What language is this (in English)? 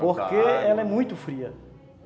Portuguese